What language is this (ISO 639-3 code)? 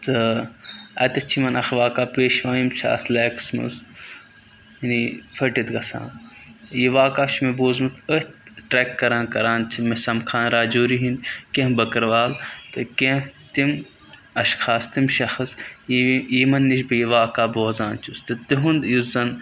kas